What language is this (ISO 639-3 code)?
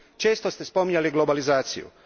hrv